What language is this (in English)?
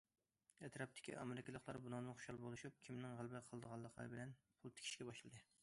Uyghur